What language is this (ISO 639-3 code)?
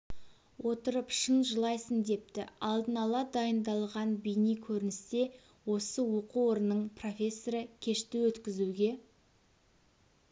kaz